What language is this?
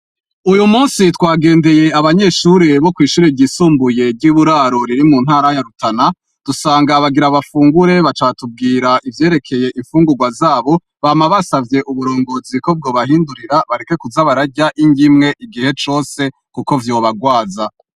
Rundi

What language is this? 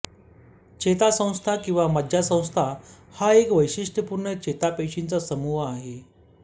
Marathi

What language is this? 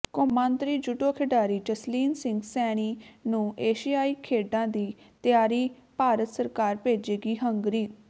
Punjabi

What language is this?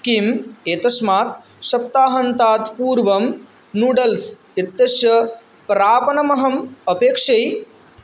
Sanskrit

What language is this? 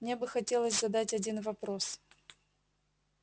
Russian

